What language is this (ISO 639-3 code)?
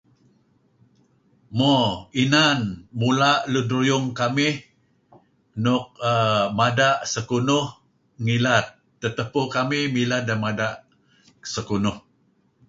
kzi